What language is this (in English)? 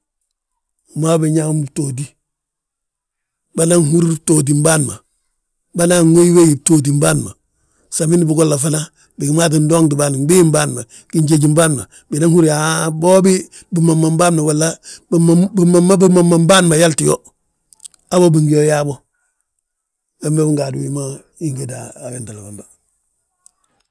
Balanta-Ganja